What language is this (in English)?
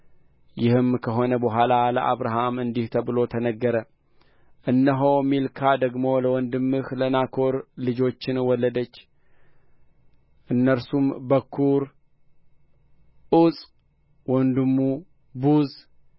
Amharic